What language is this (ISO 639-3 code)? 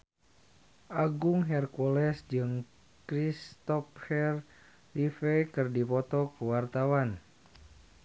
sun